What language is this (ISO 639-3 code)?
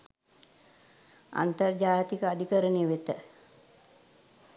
sin